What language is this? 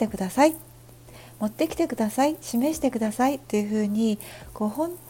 Japanese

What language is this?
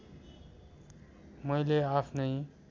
Nepali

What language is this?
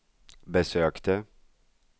Swedish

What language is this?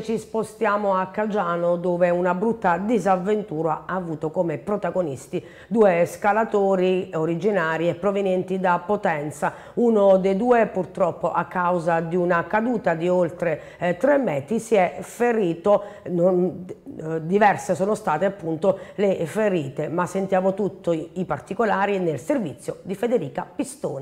Italian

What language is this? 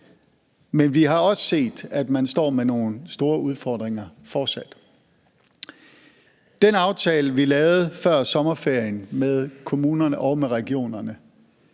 Danish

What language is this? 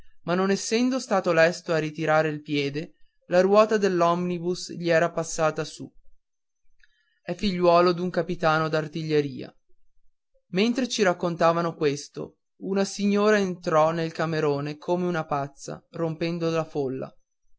Italian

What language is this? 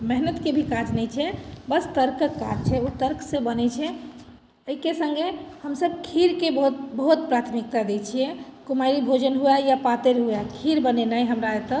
Maithili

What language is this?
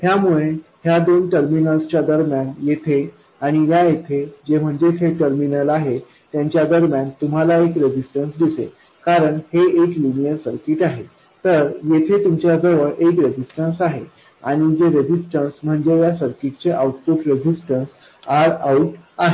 Marathi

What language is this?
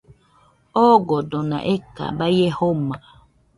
Nüpode Huitoto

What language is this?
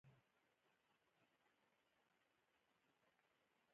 Pashto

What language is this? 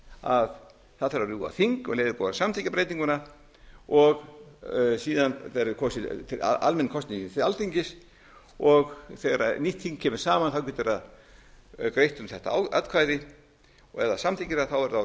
Icelandic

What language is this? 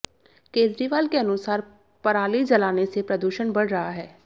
Hindi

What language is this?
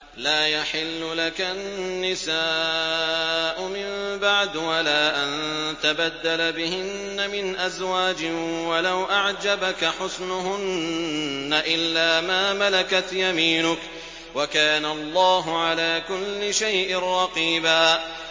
Arabic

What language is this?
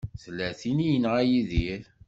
Kabyle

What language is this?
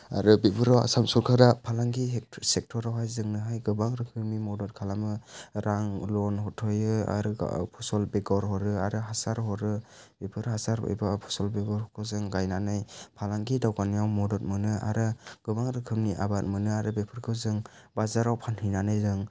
Bodo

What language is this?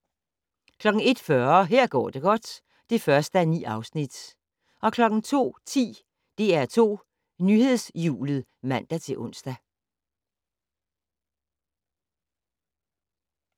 Danish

